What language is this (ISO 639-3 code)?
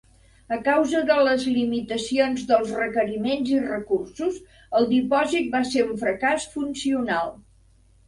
cat